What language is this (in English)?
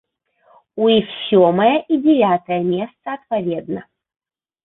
Belarusian